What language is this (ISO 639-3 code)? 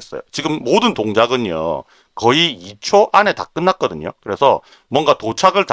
kor